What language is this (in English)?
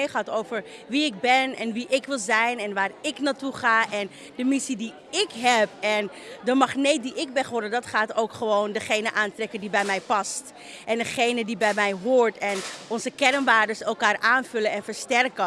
Dutch